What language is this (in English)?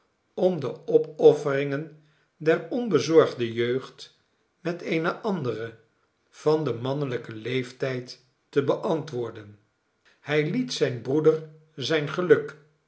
Dutch